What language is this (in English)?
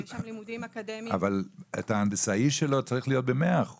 Hebrew